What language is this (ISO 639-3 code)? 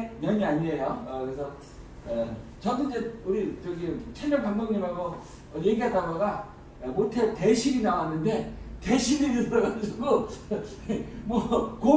kor